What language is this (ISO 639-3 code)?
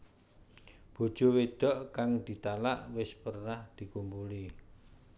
jav